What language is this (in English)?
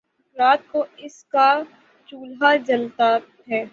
Urdu